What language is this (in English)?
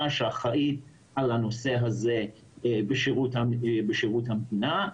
Hebrew